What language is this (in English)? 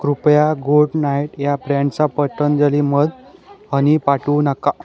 Marathi